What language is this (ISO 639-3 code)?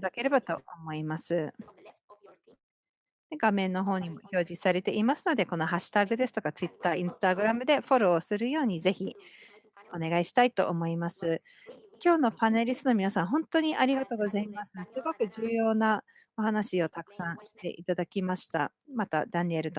jpn